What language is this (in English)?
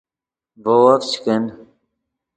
Yidgha